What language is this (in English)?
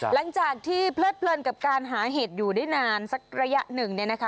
Thai